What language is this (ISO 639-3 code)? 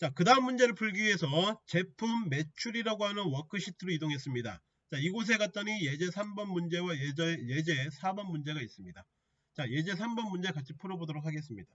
kor